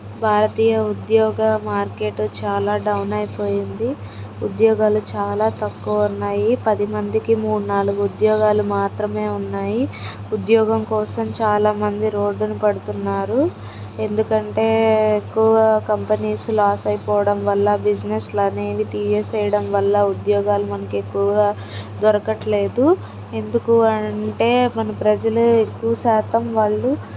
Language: Telugu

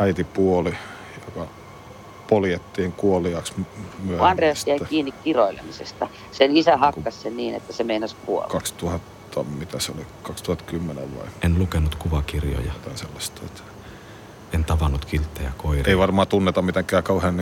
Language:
Finnish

